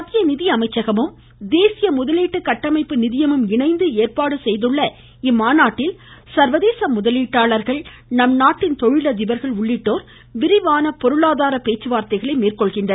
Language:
Tamil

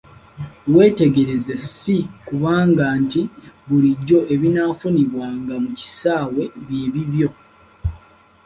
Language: Ganda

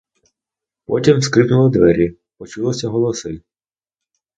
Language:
Ukrainian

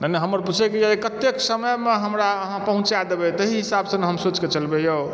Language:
Maithili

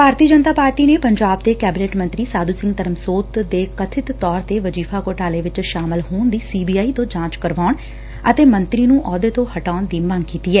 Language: Punjabi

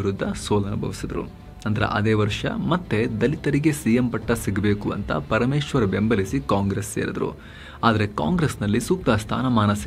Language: Kannada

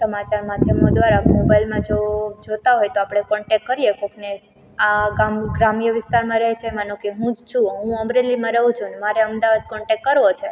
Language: Gujarati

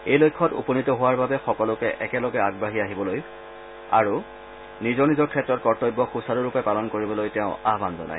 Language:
Assamese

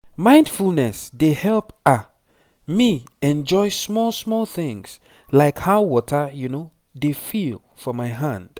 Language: Nigerian Pidgin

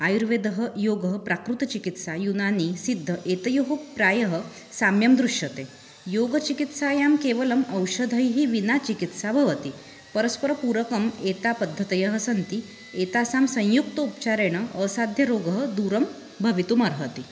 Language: Sanskrit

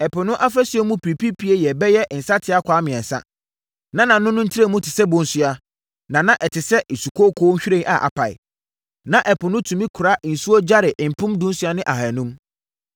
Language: Akan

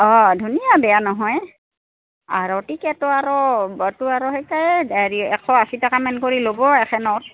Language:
Assamese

